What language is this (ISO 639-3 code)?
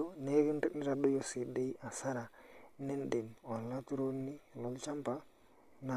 mas